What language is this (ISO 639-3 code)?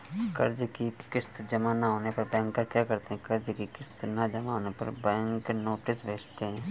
hin